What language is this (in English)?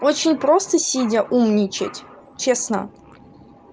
Russian